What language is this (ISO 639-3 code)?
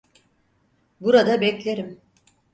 tur